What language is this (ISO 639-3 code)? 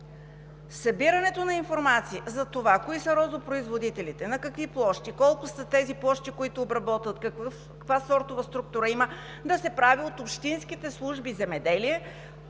bul